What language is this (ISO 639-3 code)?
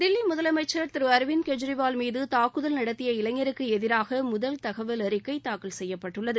tam